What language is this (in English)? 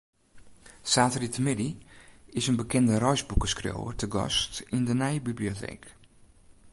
Western Frisian